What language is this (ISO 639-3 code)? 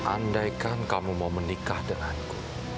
ind